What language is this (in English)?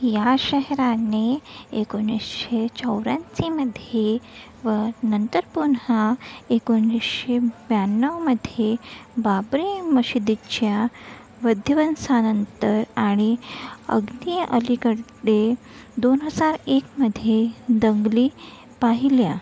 Marathi